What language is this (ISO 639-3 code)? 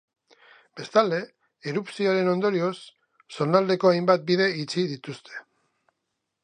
eus